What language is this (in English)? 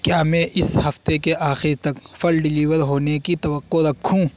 Urdu